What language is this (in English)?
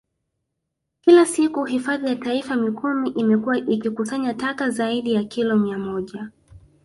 Swahili